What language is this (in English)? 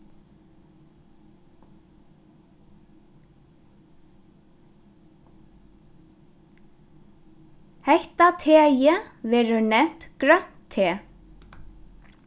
Faroese